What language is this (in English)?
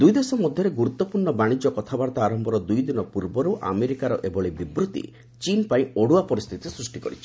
Odia